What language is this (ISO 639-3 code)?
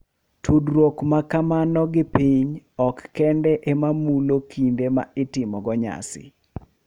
luo